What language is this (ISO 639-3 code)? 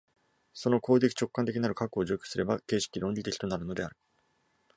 jpn